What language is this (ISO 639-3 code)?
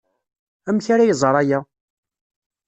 kab